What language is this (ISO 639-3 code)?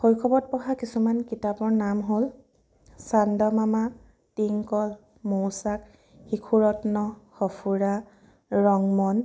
asm